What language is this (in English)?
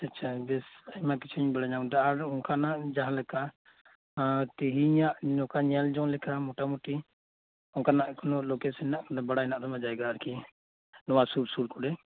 Santali